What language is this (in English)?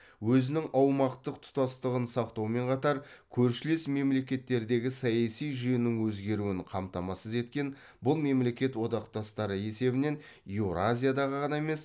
Kazakh